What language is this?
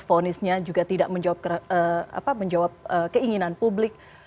Indonesian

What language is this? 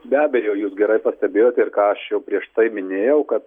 Lithuanian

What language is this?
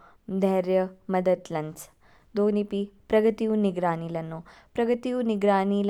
Kinnauri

